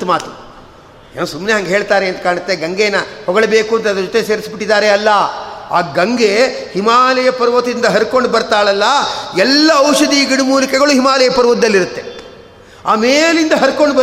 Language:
Kannada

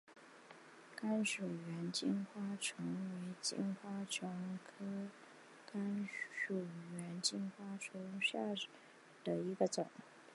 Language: Chinese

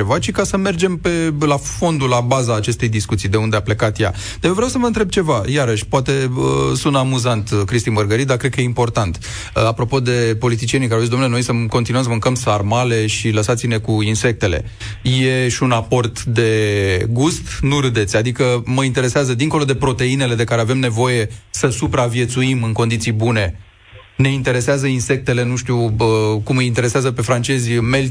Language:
Romanian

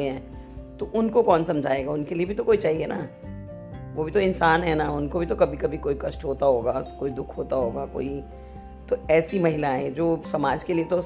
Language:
Hindi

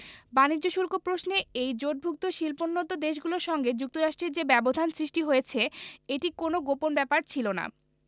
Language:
Bangla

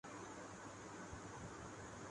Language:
Urdu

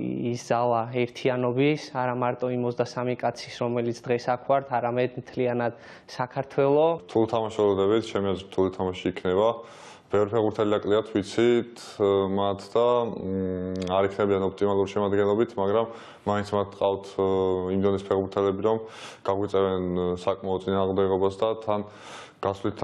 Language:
Romanian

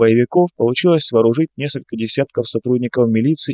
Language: Russian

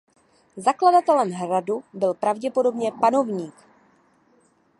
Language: Czech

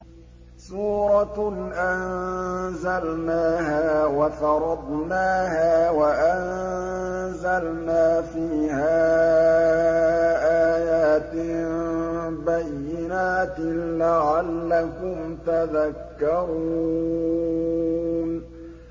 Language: Arabic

